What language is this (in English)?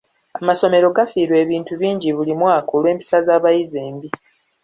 Ganda